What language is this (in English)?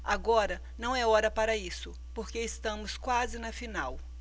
Portuguese